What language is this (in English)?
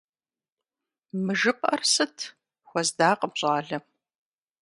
Kabardian